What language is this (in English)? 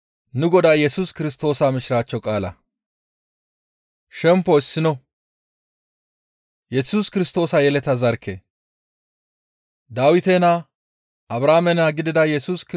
Gamo